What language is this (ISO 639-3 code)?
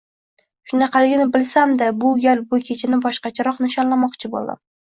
uzb